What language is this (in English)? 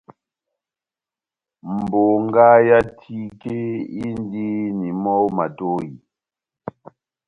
Batanga